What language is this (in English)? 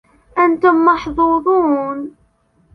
Arabic